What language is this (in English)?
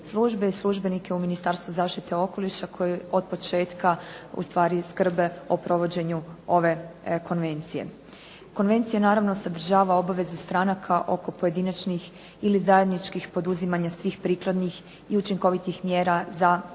Croatian